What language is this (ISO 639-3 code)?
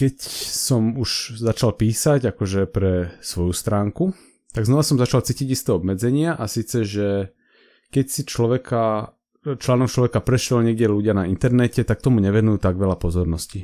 slk